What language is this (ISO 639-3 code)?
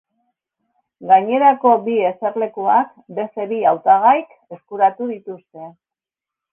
eus